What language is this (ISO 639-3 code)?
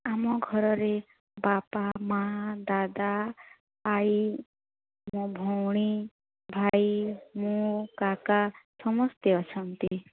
ori